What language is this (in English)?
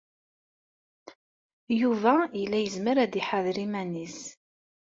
Kabyle